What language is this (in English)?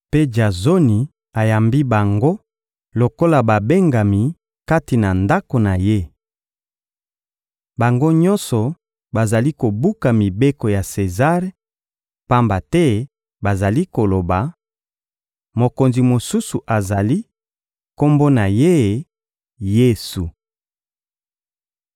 Lingala